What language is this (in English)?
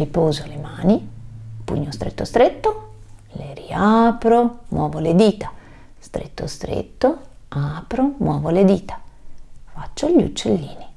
Italian